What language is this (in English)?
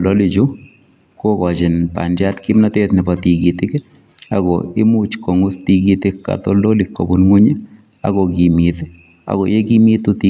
Kalenjin